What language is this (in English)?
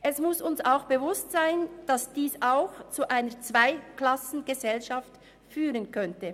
Swiss German